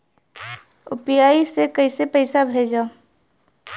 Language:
Bhojpuri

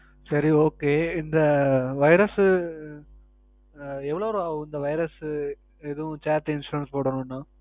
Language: Tamil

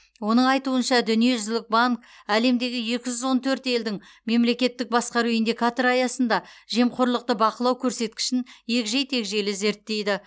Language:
Kazakh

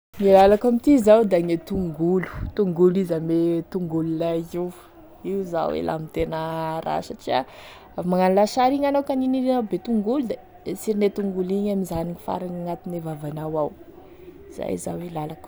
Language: Tesaka Malagasy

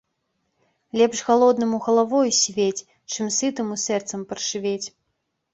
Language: Belarusian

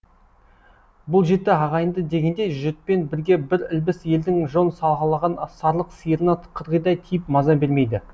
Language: Kazakh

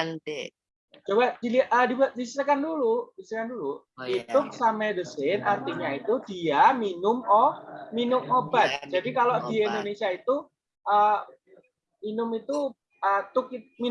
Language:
Indonesian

